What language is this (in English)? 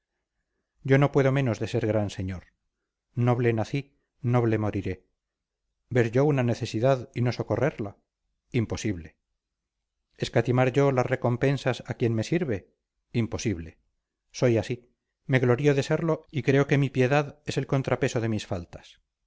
Spanish